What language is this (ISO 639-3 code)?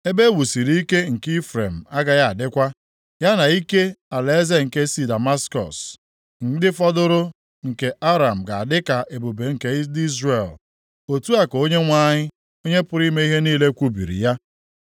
ibo